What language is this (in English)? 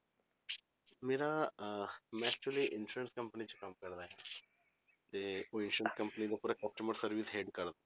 Punjabi